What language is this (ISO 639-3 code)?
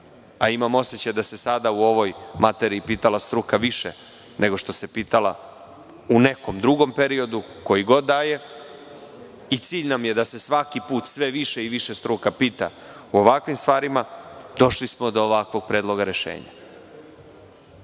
srp